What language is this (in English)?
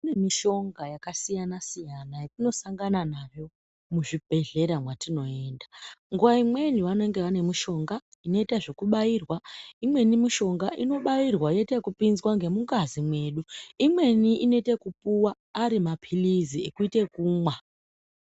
Ndau